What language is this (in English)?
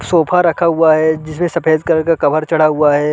Hindi